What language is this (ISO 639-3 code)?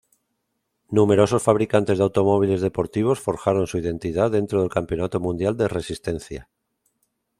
spa